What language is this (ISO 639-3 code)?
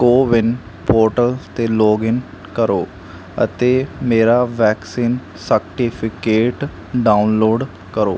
pan